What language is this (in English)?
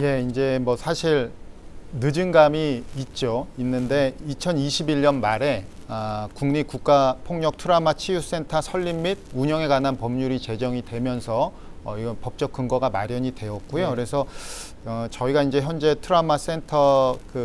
Korean